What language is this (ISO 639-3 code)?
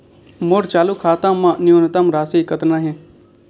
hne